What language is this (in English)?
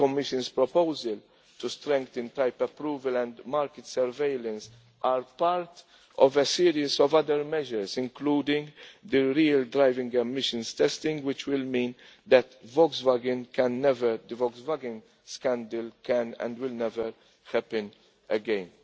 English